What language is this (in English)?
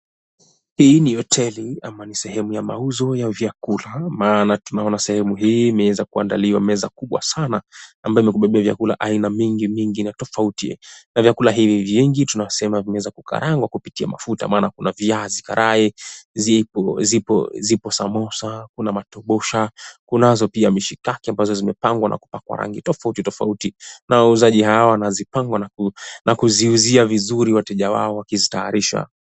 Swahili